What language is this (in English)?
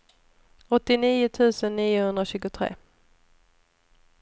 Swedish